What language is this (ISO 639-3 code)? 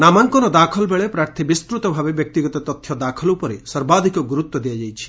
ori